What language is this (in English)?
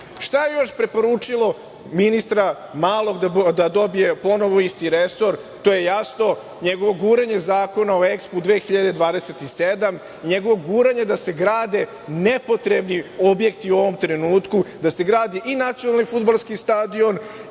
Serbian